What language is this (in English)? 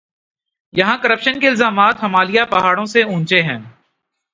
Urdu